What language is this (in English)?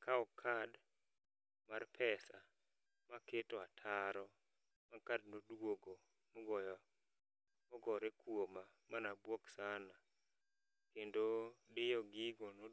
Luo (Kenya and Tanzania)